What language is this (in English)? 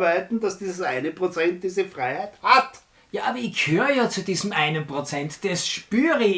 German